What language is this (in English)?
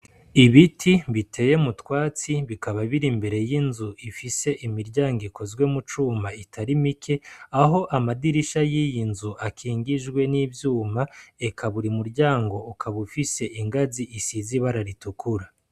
Rundi